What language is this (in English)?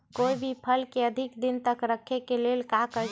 Magahi